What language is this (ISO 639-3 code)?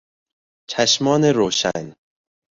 fas